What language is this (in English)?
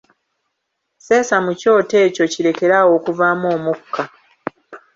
Ganda